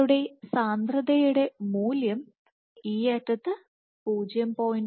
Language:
Malayalam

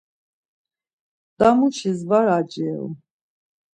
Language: Laz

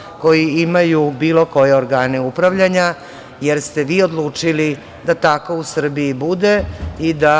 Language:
Serbian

